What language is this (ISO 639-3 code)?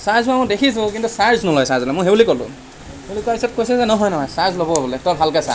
asm